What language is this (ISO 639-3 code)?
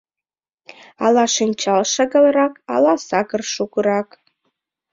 chm